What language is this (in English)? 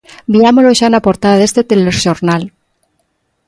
Galician